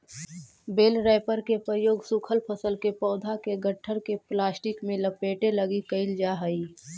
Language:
Magahi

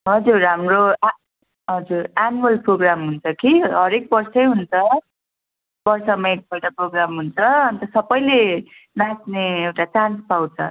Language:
Nepali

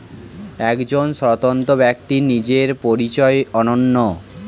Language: Bangla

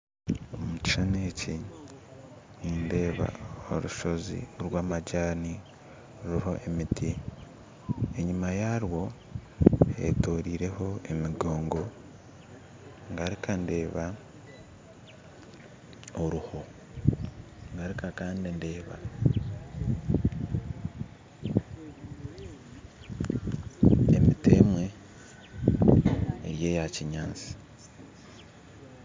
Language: Nyankole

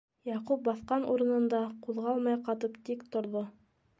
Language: Bashkir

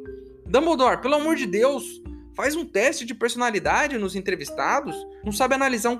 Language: Portuguese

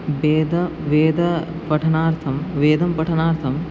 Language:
Sanskrit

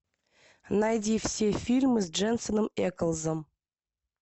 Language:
Russian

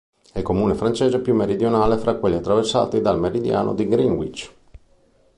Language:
Italian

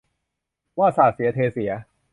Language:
Thai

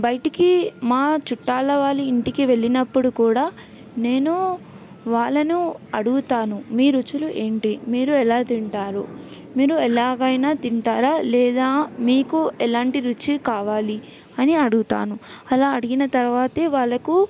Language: Telugu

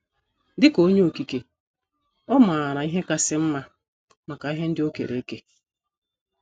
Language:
Igbo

